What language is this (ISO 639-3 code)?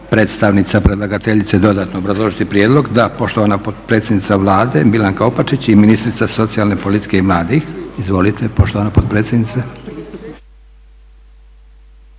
hrv